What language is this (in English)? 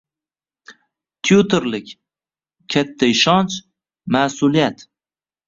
Uzbek